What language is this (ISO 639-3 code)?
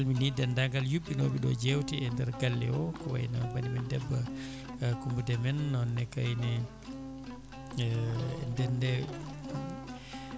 ful